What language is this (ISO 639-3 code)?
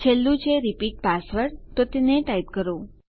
guj